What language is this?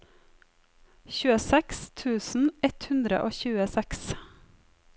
Norwegian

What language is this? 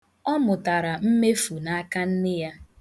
Igbo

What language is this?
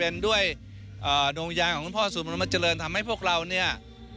Thai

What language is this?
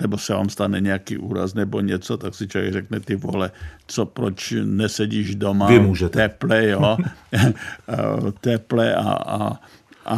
Czech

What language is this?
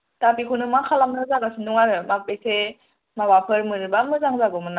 Bodo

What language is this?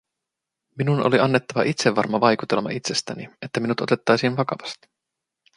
Finnish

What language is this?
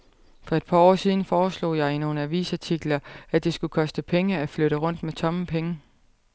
Danish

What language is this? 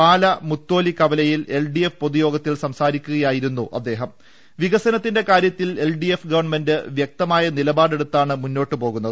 Malayalam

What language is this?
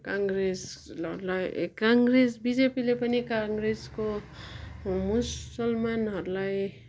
Nepali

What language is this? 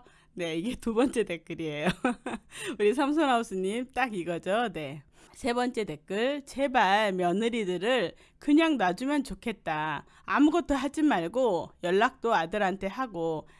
Korean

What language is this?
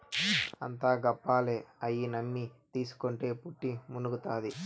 Telugu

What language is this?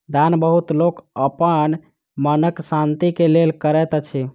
Maithili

